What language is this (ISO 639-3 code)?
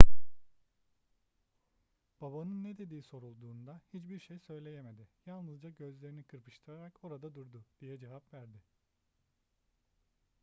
tur